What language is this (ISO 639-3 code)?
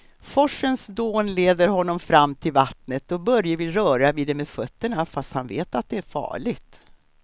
swe